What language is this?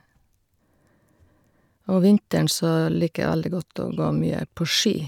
Norwegian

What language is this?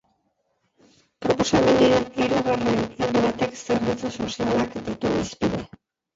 Basque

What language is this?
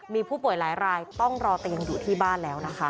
Thai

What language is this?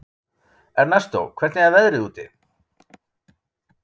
Icelandic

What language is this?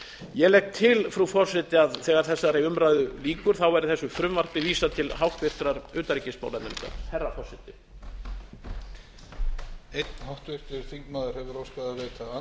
Icelandic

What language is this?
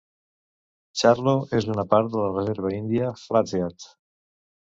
Catalan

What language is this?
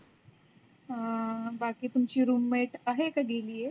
Marathi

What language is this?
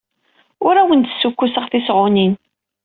Kabyle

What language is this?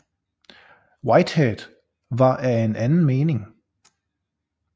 Danish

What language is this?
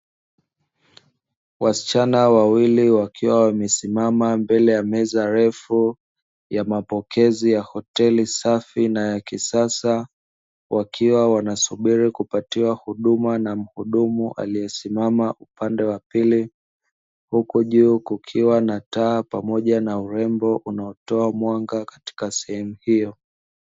Swahili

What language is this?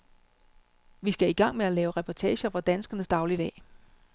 Danish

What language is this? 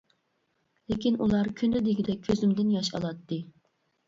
Uyghur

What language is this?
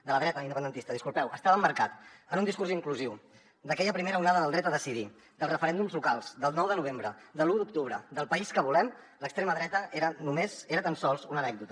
Catalan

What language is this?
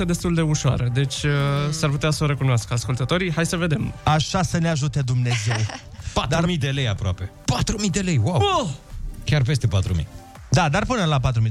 Romanian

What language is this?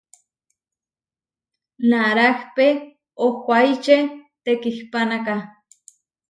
Huarijio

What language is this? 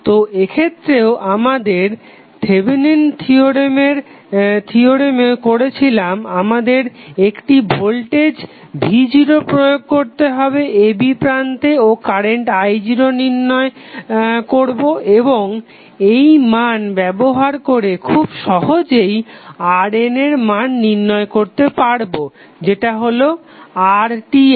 Bangla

